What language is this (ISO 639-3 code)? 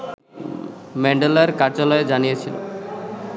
ben